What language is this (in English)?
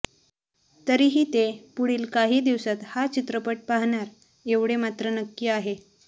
Marathi